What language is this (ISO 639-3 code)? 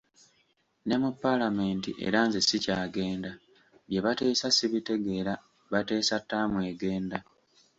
lug